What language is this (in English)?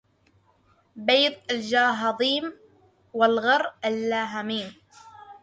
Arabic